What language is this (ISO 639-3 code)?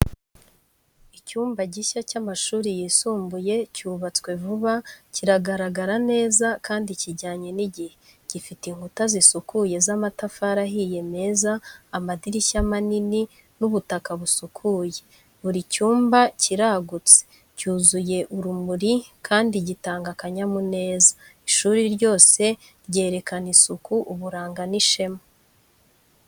kin